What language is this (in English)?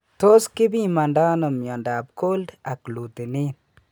Kalenjin